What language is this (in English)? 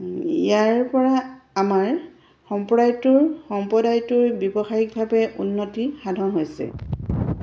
Assamese